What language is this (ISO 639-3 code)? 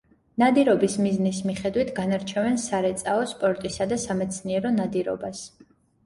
kat